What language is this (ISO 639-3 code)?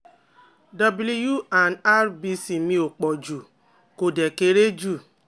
yor